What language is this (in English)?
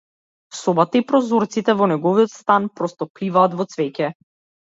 Macedonian